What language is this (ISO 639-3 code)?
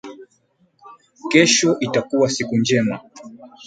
swa